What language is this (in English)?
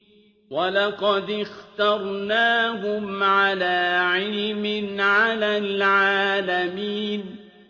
Arabic